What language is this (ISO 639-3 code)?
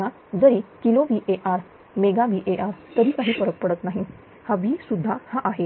mar